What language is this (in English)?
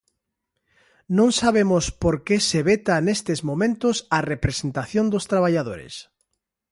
Galician